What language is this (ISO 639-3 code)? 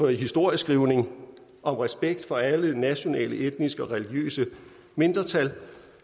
dan